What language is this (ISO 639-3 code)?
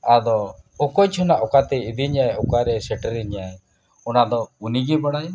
sat